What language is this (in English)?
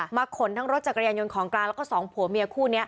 Thai